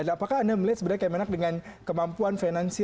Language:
Indonesian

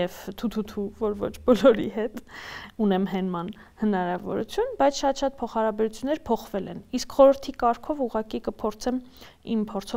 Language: Romanian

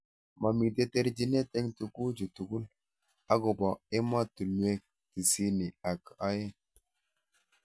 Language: Kalenjin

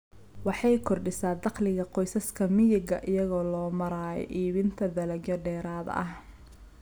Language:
Somali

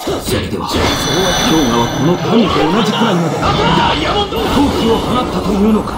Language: Japanese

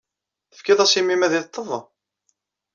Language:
Kabyle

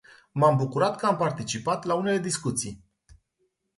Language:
Romanian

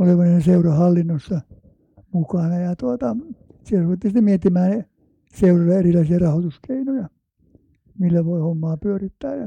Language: Finnish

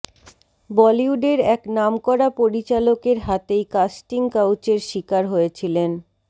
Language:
Bangla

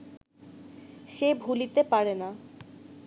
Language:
Bangla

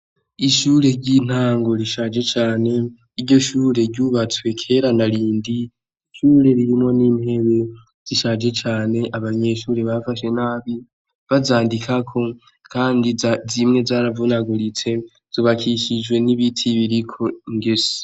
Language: Rundi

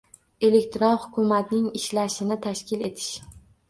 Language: Uzbek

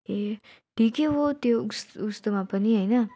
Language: Nepali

